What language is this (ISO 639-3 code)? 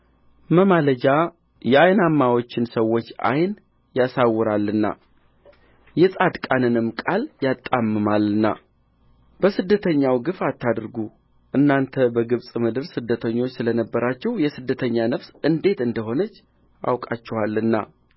amh